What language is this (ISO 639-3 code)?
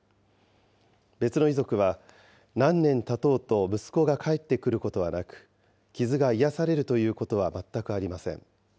jpn